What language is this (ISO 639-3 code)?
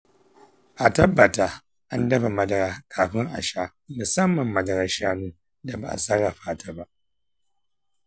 hau